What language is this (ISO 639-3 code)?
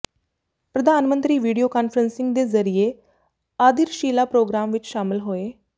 pan